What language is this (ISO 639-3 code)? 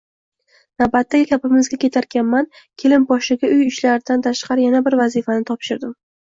uzb